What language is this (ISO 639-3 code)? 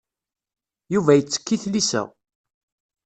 kab